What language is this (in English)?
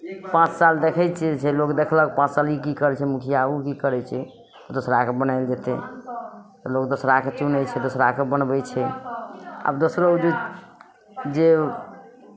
Maithili